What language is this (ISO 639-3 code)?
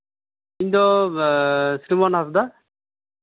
sat